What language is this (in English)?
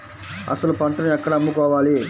Telugu